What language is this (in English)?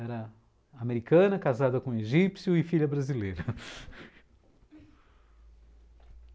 Portuguese